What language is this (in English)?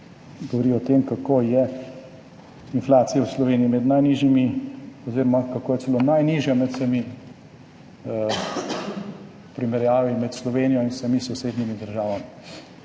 Slovenian